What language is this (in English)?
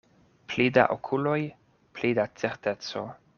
Esperanto